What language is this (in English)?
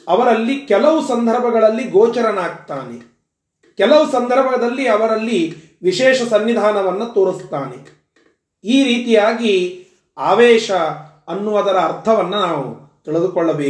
Kannada